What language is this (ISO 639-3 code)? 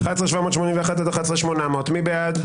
heb